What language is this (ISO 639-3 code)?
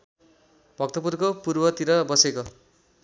nep